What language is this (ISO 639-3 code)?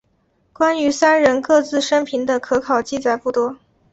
zho